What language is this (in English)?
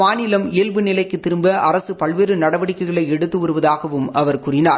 Tamil